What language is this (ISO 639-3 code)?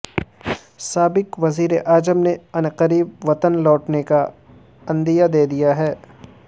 urd